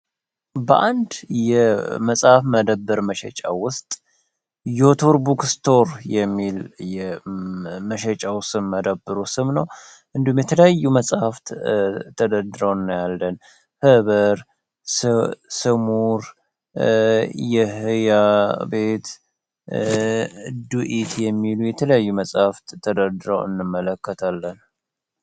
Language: Amharic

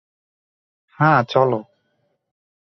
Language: Bangla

